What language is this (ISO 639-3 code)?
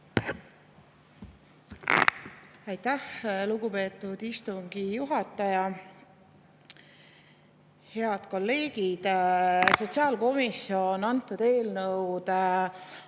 est